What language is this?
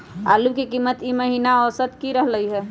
Magahi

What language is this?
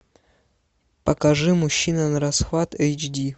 Russian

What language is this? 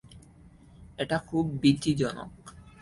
Bangla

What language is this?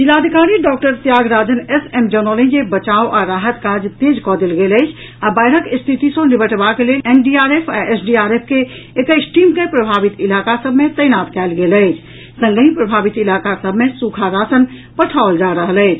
Maithili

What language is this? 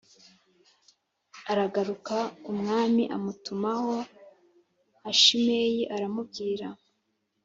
Kinyarwanda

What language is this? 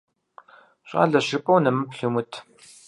Kabardian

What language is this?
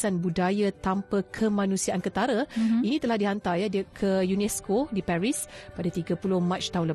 Malay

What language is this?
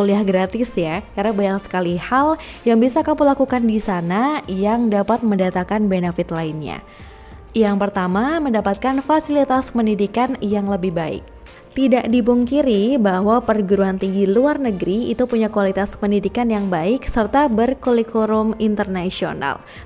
Indonesian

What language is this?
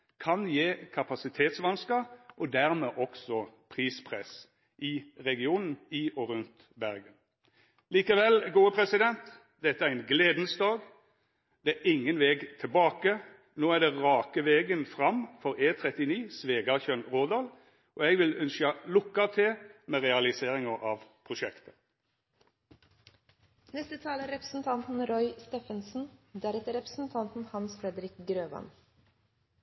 Norwegian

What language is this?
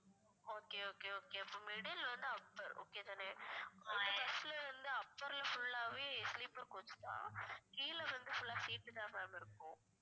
Tamil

